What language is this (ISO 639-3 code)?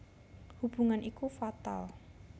jav